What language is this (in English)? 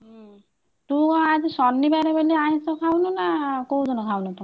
Odia